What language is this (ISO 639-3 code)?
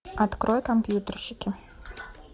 rus